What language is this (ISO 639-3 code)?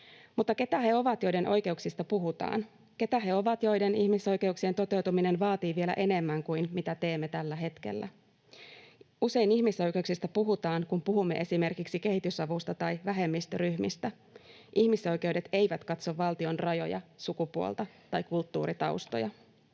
fin